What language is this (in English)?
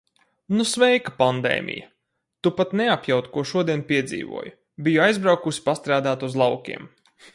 Latvian